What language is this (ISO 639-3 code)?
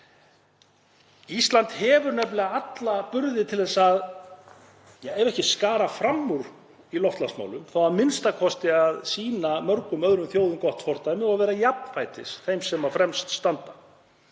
isl